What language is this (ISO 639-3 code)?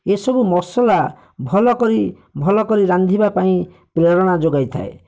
ori